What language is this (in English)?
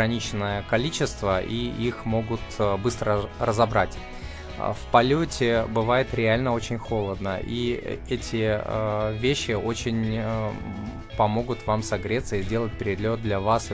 Russian